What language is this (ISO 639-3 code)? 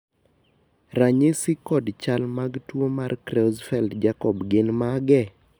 luo